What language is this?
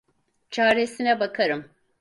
Turkish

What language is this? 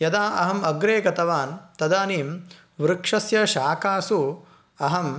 Sanskrit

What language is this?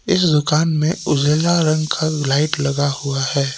Hindi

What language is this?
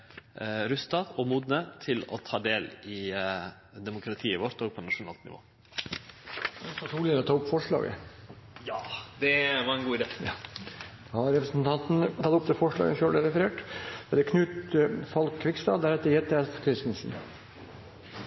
Norwegian Nynorsk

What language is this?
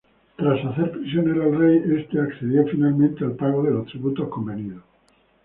Spanish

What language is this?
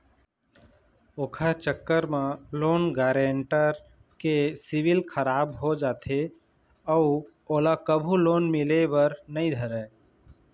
Chhattisgarhi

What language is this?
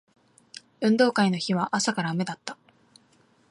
Japanese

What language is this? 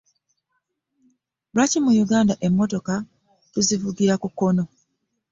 Ganda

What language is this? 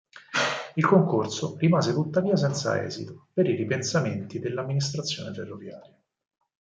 Italian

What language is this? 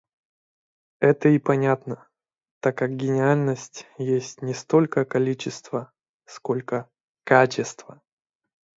Russian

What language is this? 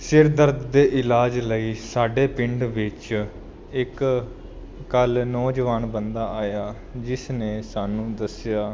Punjabi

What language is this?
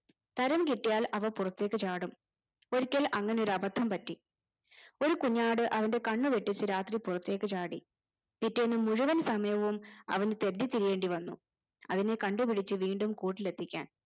Malayalam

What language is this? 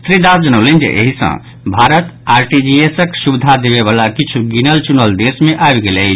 Maithili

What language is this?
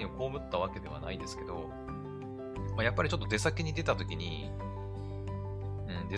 Japanese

